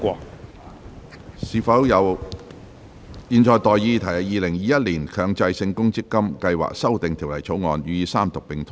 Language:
Cantonese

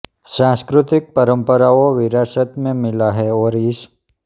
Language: Hindi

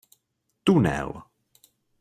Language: Czech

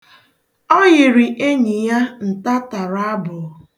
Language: Igbo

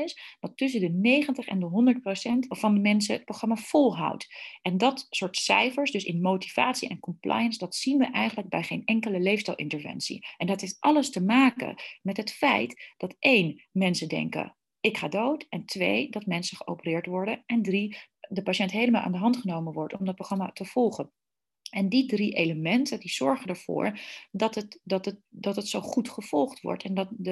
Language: Dutch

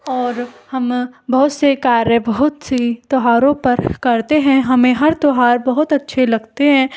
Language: Hindi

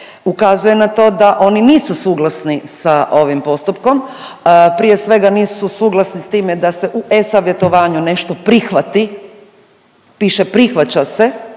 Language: Croatian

